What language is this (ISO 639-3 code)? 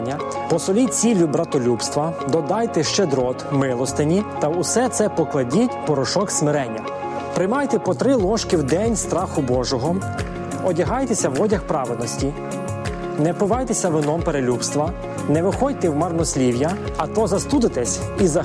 ukr